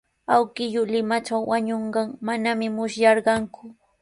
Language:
Sihuas Ancash Quechua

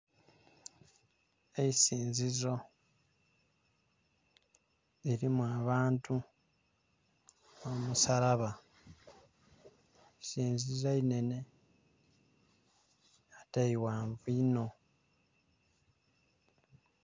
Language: Soga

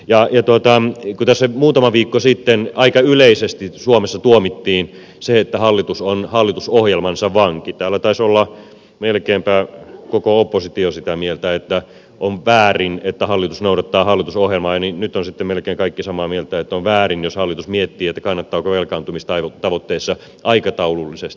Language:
Finnish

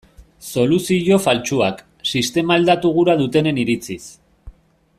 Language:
Basque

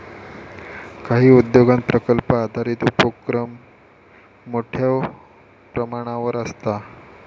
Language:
Marathi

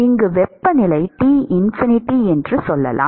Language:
Tamil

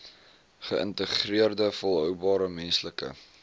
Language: Afrikaans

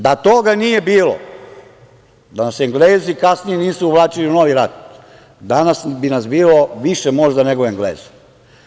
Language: Serbian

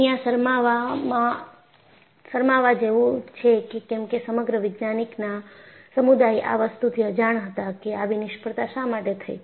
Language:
Gujarati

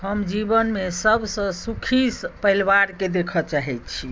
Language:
Maithili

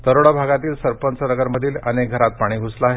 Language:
Marathi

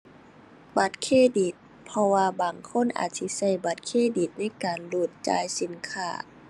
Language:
Thai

